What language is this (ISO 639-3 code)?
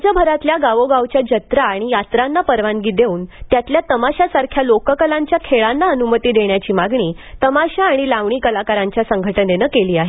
mar